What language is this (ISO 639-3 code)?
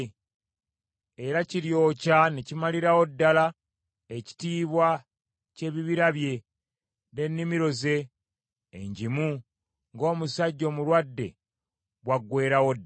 lug